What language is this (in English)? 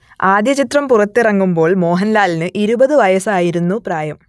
Malayalam